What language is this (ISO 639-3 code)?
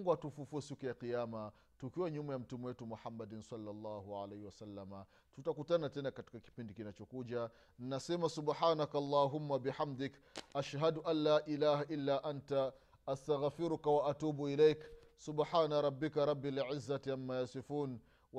swa